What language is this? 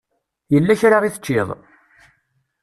Kabyle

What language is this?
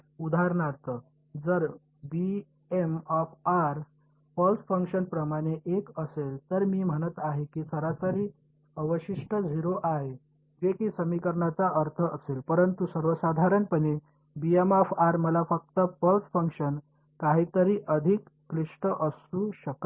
Marathi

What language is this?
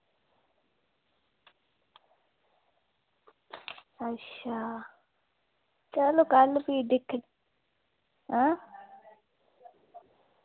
Dogri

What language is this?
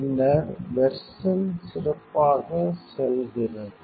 Tamil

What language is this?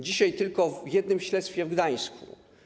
Polish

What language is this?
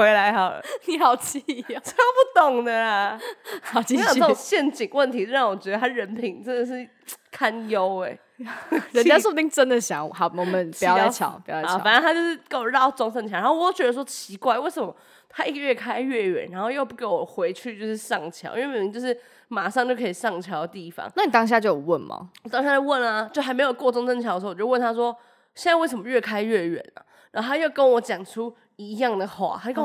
Chinese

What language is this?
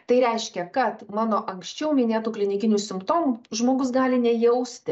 Lithuanian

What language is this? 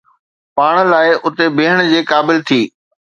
Sindhi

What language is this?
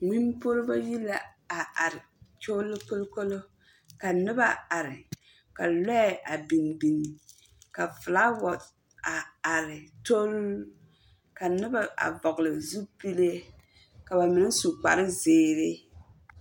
Southern Dagaare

